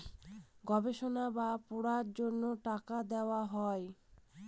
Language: Bangla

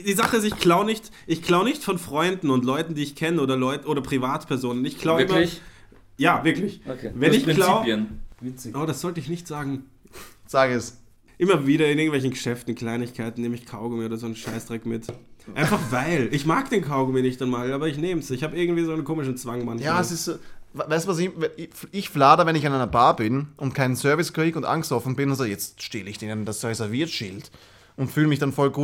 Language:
German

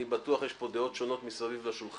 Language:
Hebrew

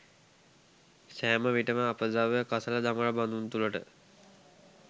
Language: Sinhala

